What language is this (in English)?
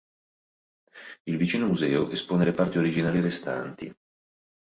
Italian